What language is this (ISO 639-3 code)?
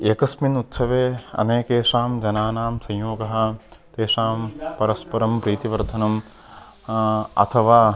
san